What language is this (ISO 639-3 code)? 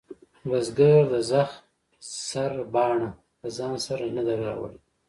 pus